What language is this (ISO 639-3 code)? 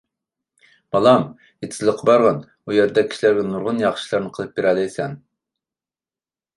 uig